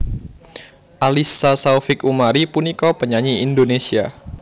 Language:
Javanese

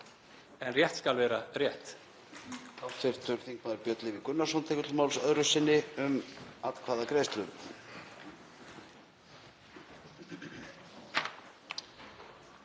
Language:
Icelandic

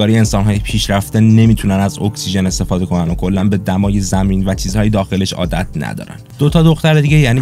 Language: Persian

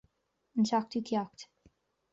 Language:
Irish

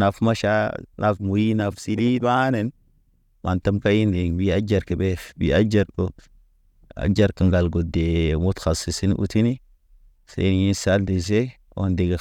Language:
Naba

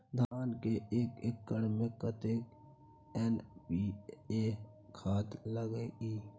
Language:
Maithili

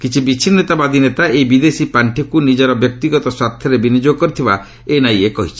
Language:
Odia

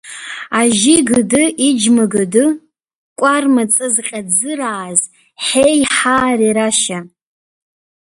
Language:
Abkhazian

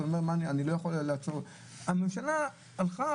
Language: Hebrew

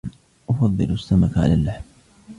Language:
Arabic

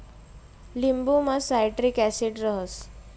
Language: Marathi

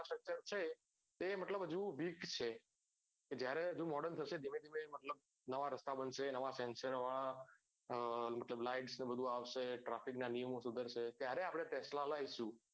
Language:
Gujarati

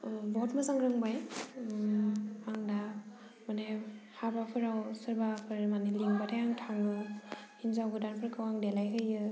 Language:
Bodo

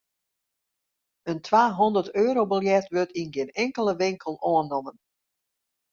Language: Western Frisian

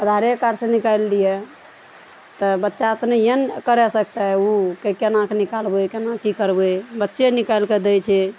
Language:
Maithili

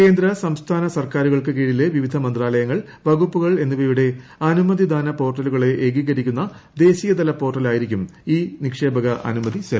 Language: Malayalam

